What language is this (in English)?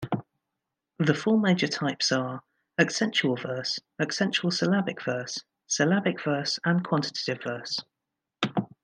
English